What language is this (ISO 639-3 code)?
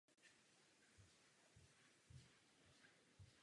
ces